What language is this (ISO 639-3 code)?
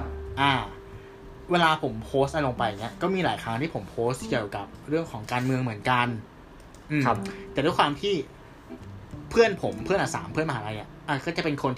tha